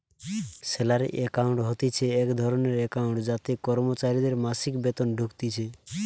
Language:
Bangla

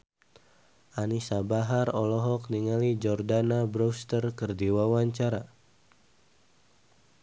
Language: Sundanese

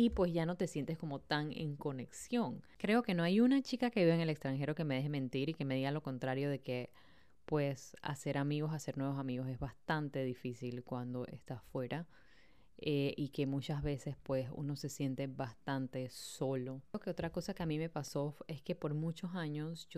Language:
Spanish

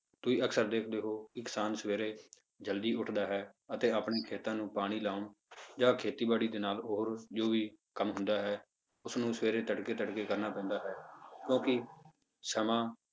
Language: Punjabi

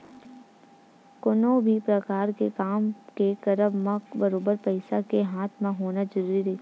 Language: Chhattisgarhi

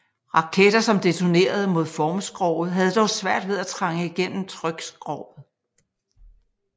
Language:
Danish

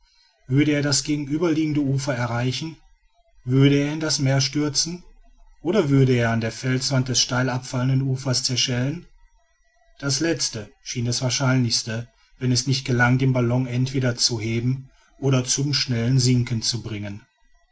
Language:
German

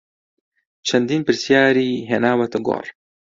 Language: Central Kurdish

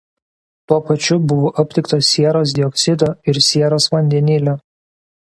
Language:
Lithuanian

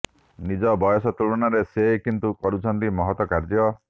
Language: Odia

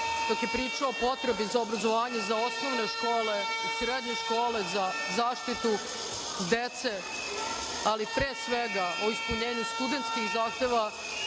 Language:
Serbian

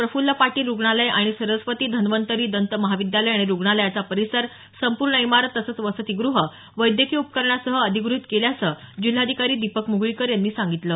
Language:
Marathi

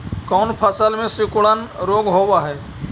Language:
Magahi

